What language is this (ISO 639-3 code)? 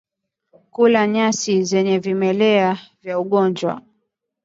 swa